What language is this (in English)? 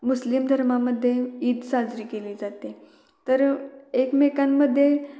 Marathi